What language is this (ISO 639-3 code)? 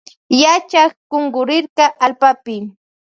qvj